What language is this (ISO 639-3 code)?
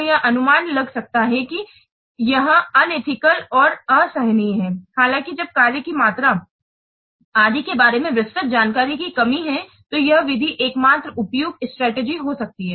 hin